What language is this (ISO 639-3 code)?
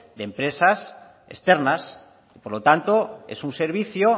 spa